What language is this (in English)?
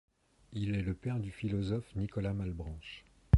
French